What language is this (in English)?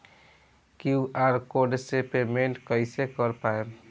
Bhojpuri